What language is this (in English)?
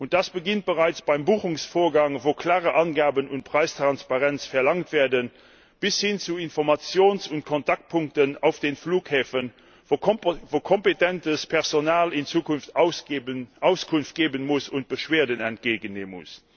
German